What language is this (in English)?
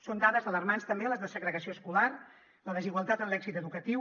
Catalan